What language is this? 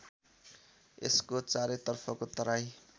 Nepali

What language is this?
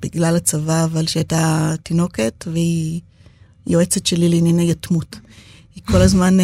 Hebrew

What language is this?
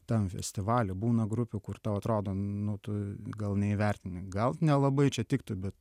Lithuanian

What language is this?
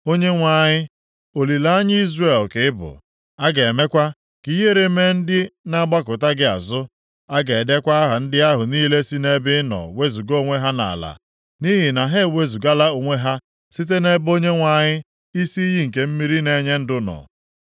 Igbo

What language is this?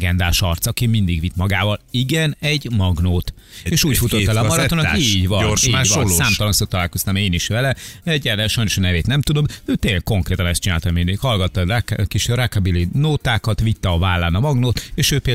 Hungarian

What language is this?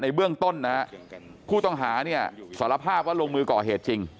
Thai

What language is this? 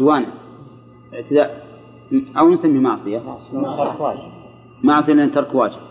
Arabic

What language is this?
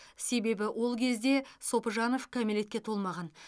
Kazakh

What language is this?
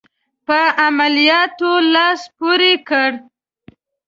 Pashto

